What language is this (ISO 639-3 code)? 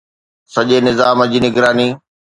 snd